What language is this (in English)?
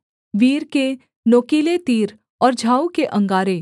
Hindi